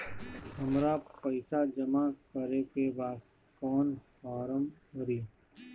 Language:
Bhojpuri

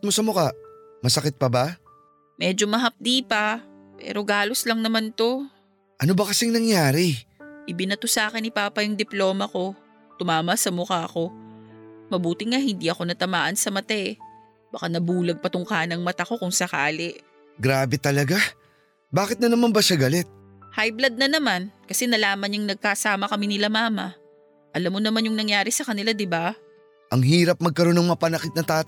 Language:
Filipino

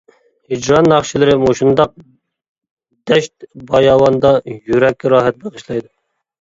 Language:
Uyghur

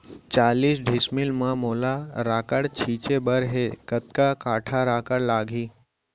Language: Chhattisgarhi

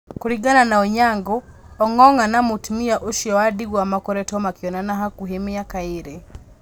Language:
Kikuyu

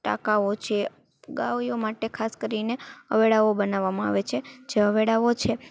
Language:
Gujarati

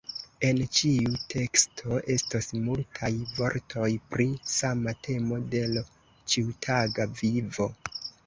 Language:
Esperanto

